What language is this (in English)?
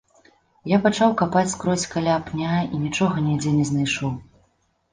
Belarusian